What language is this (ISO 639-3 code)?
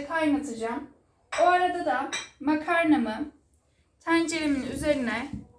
tur